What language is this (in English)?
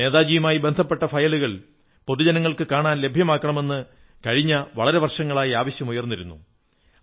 Malayalam